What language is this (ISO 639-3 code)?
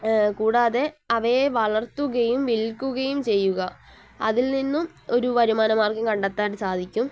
mal